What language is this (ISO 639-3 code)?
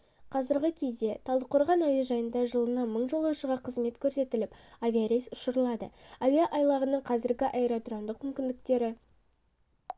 kaz